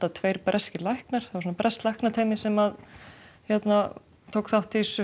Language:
Icelandic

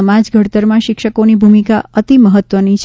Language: Gujarati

